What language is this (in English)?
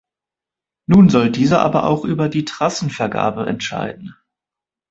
German